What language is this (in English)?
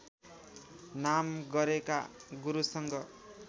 Nepali